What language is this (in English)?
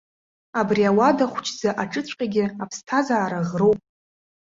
Abkhazian